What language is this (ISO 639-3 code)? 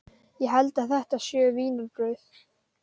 isl